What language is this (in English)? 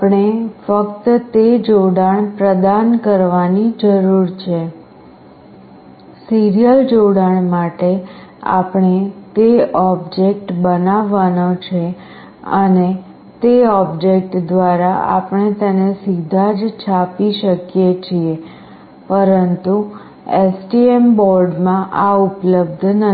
Gujarati